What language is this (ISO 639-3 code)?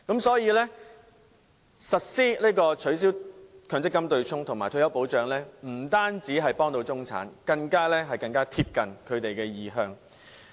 yue